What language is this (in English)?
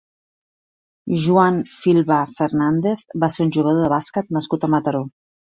Catalan